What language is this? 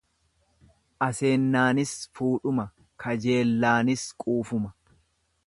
Oromo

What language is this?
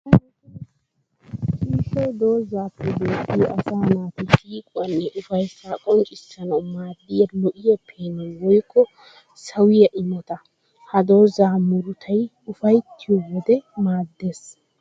Wolaytta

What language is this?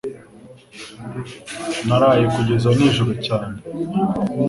Kinyarwanda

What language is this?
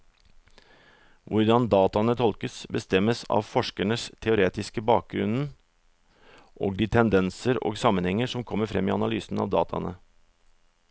Norwegian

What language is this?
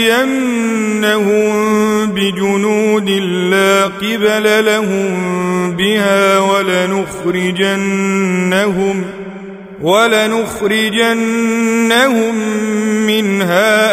Arabic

